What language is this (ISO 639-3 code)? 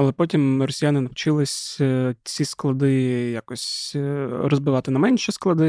ukr